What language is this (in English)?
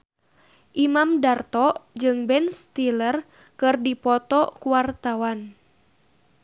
Sundanese